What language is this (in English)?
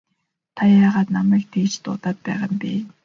Mongolian